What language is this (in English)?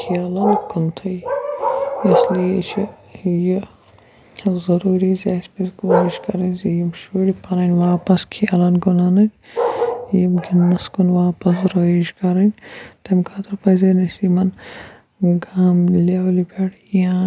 Kashmiri